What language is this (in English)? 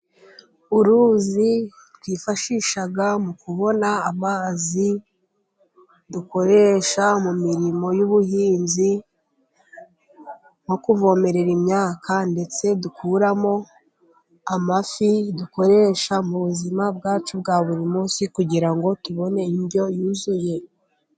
Kinyarwanda